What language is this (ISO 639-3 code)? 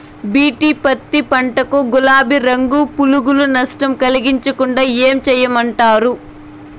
tel